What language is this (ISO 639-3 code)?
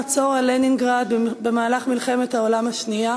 heb